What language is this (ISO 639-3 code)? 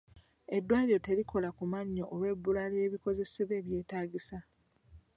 lug